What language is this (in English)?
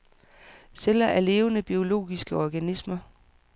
Danish